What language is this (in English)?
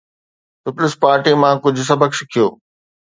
Sindhi